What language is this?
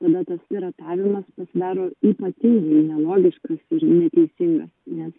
Lithuanian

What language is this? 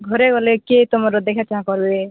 Odia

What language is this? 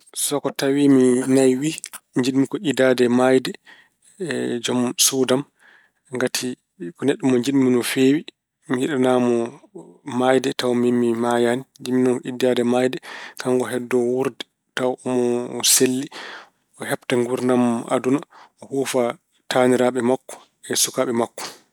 Fula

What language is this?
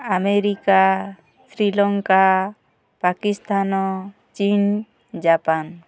Odia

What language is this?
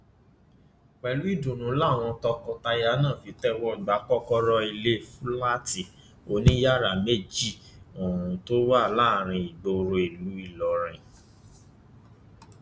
Yoruba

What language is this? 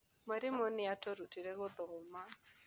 Kikuyu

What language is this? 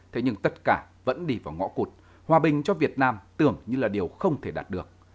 Vietnamese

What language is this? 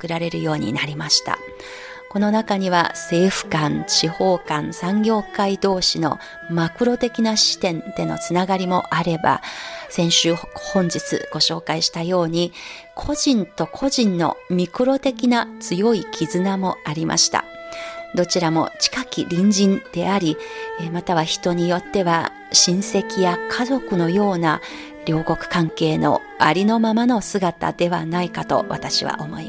Japanese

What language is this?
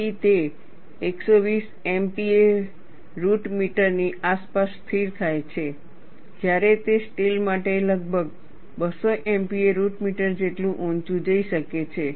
Gujarati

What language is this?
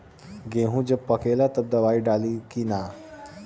Bhojpuri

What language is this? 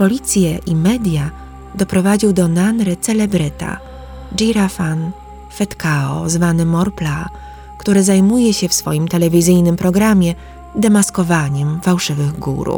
Polish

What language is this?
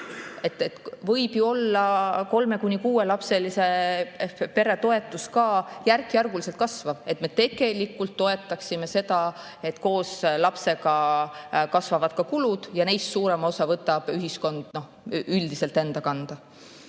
Estonian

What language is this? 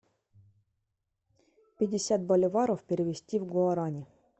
Russian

